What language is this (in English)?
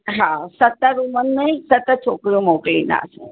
Sindhi